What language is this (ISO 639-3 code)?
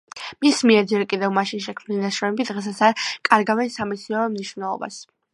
kat